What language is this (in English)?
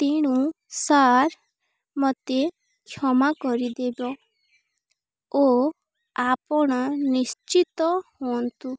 Odia